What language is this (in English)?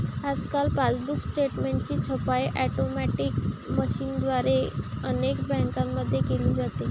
Marathi